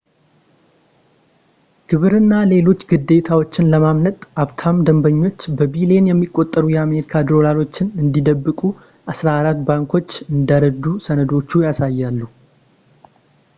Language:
Amharic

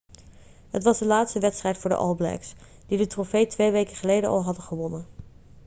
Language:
Dutch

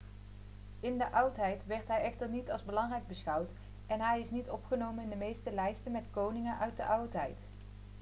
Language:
Dutch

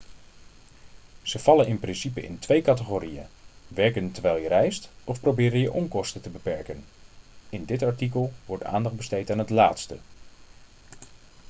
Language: Dutch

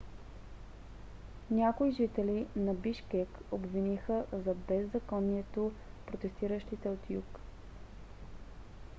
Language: Bulgarian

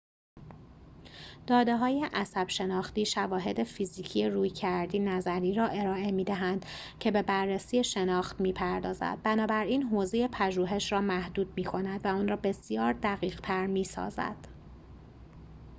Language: Persian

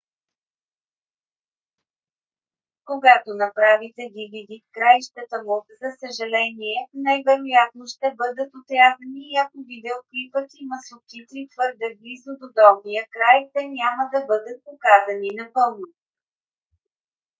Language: Bulgarian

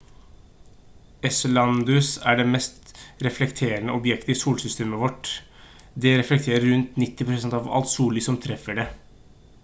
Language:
Norwegian Bokmål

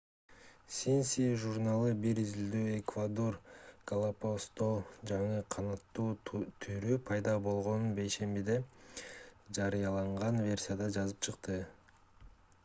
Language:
Kyrgyz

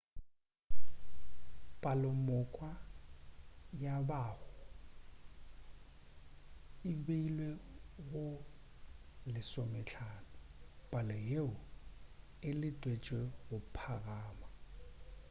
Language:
Northern Sotho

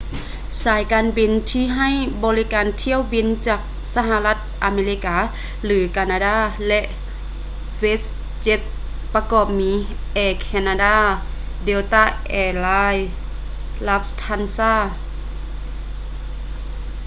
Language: Lao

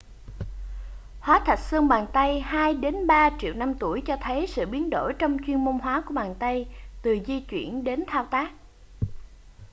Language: Vietnamese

